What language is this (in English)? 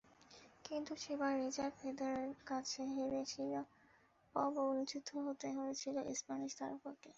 Bangla